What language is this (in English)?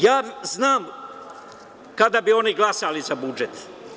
Serbian